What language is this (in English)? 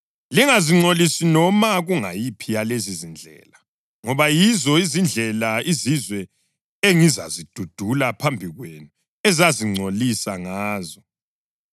North Ndebele